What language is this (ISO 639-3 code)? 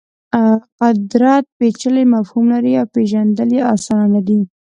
pus